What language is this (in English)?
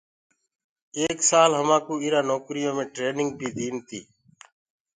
Gurgula